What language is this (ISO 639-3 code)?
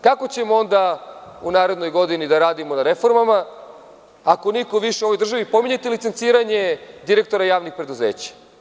srp